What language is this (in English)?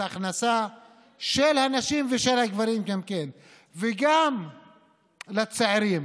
Hebrew